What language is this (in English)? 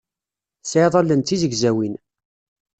Kabyle